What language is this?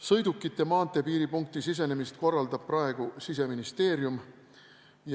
Estonian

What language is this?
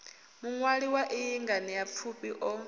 Venda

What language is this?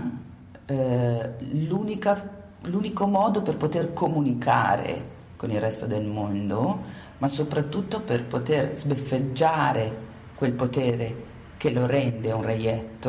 Italian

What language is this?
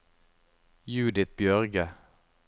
Norwegian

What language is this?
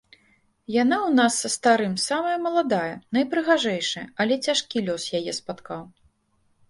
Belarusian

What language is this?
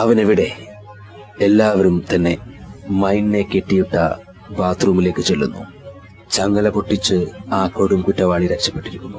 Malayalam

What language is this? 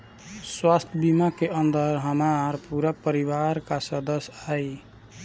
Bhojpuri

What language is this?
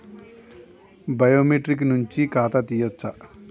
Telugu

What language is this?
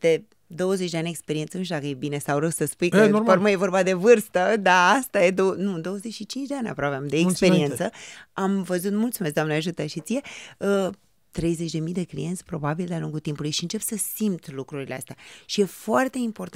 Romanian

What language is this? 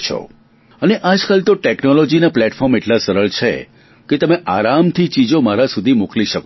Gujarati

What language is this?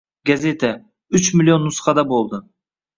Uzbek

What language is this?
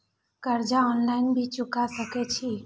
Maithili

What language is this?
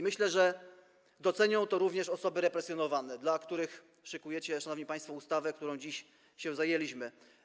Polish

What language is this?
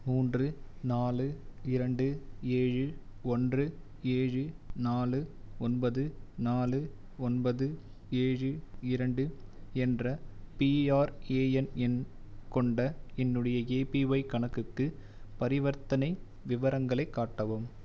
Tamil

